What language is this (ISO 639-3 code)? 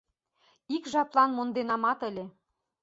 chm